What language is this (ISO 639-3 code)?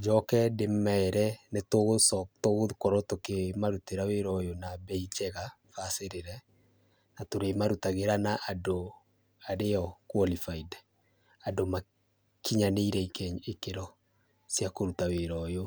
kik